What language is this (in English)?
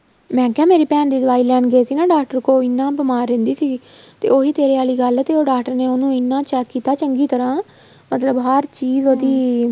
Punjabi